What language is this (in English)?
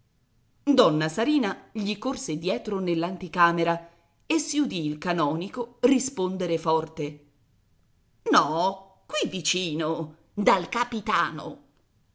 Italian